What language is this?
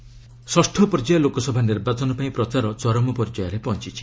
Odia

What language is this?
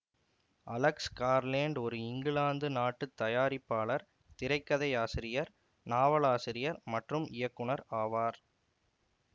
Tamil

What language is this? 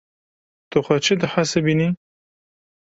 Kurdish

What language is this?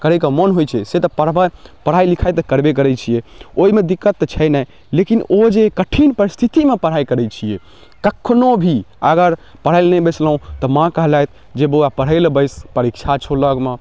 Maithili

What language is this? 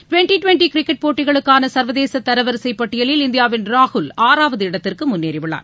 Tamil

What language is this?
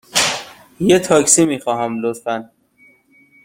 Persian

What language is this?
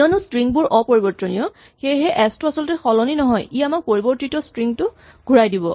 Assamese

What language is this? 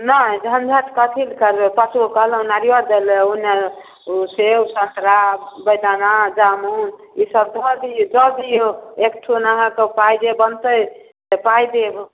Maithili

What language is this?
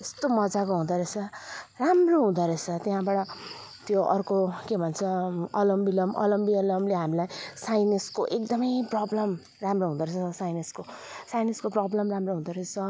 Nepali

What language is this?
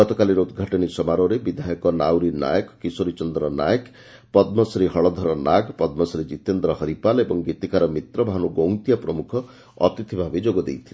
Odia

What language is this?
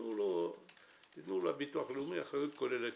Hebrew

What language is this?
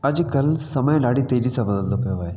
Sindhi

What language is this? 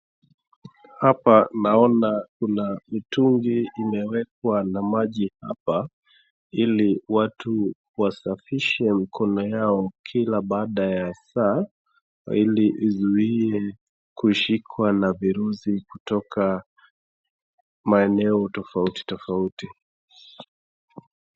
Swahili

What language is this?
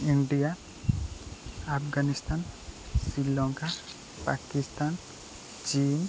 Odia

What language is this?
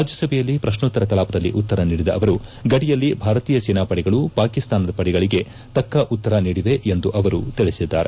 Kannada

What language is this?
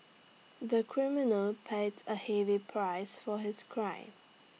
English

